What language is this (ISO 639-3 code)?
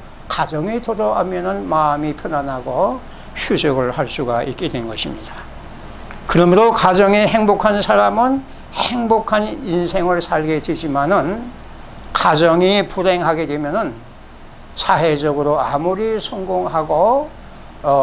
kor